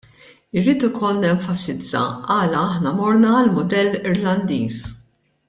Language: Maltese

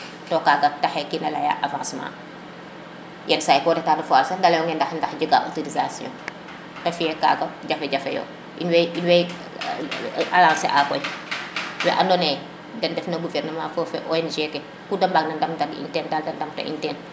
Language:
Serer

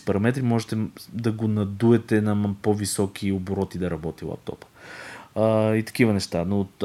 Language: Bulgarian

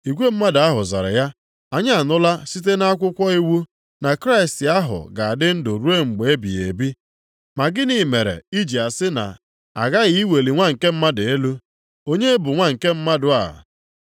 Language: Igbo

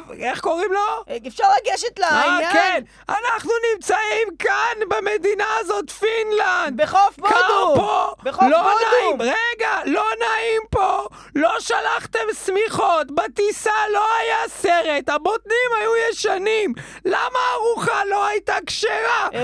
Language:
Hebrew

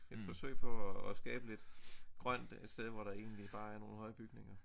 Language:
Danish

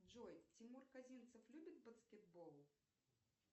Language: Russian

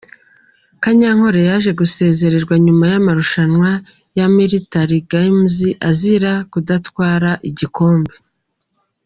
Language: Kinyarwanda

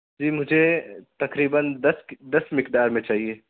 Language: Urdu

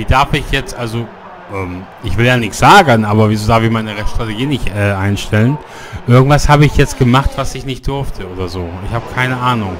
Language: German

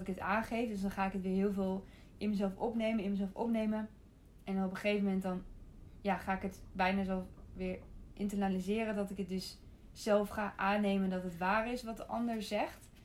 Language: Dutch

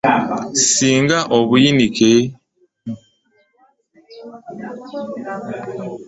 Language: Ganda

